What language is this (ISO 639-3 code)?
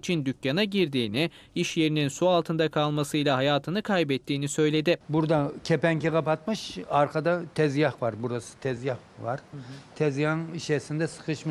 tur